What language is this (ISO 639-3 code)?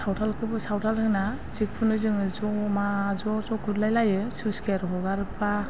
brx